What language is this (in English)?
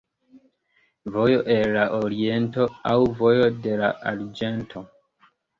Esperanto